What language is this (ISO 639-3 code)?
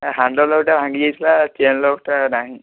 ori